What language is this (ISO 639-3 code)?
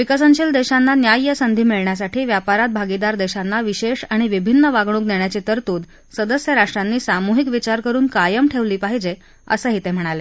mar